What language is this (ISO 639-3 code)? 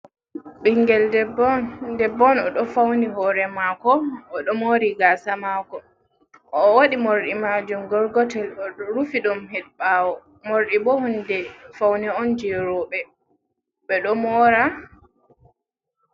ful